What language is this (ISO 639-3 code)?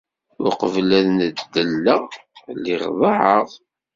kab